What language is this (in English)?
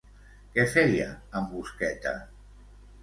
Catalan